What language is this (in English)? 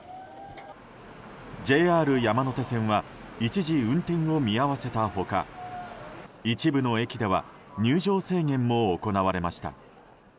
Japanese